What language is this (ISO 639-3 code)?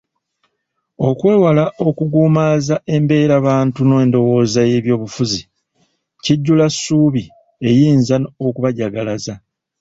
lug